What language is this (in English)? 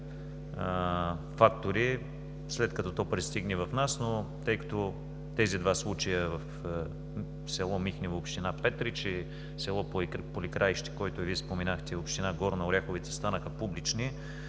Bulgarian